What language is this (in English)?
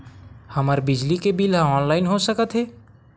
Chhattisgarhi